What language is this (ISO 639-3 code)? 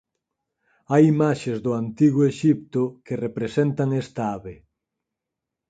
glg